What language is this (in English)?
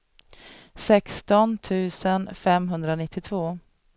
Swedish